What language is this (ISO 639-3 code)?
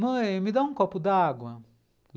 por